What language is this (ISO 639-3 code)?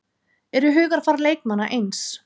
isl